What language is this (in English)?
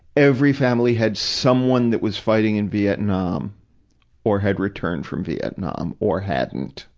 English